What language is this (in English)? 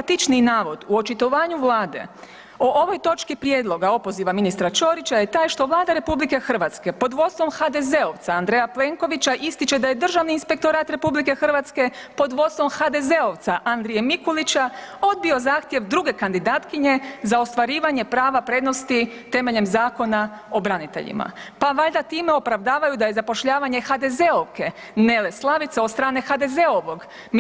Croatian